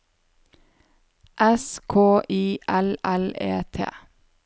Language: Norwegian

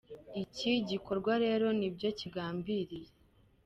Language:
Kinyarwanda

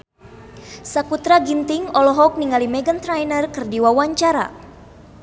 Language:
Sundanese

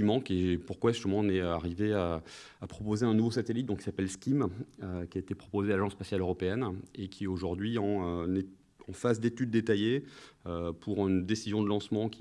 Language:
French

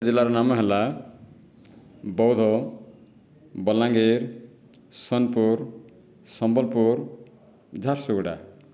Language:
Odia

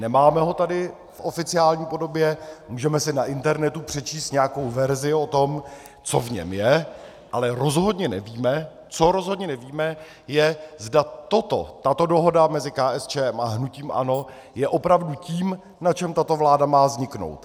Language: Czech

